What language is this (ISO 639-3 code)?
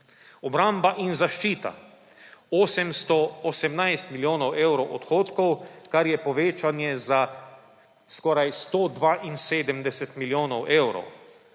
slv